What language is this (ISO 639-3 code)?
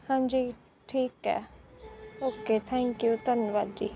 pan